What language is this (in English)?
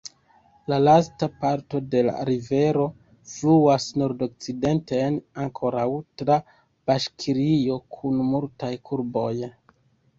Esperanto